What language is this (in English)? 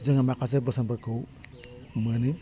Bodo